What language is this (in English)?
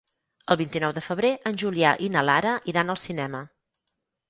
Catalan